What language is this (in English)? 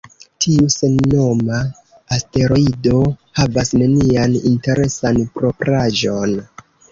Esperanto